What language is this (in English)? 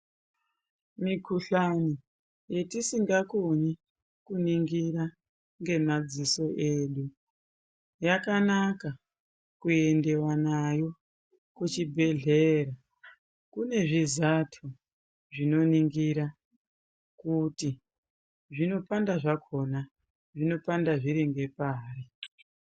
Ndau